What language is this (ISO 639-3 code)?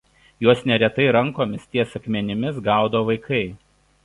lit